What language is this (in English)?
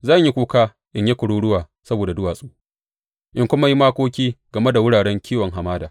Hausa